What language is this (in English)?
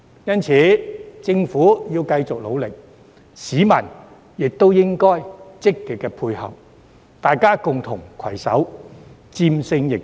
Cantonese